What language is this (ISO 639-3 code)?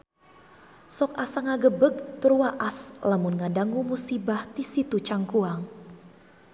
sun